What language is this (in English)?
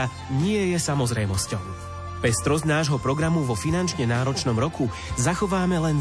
Slovak